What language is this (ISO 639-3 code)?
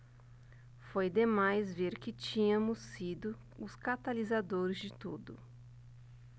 por